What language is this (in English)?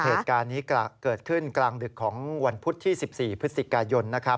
Thai